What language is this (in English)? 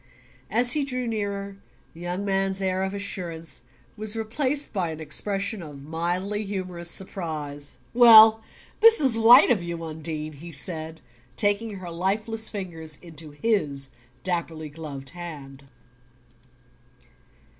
English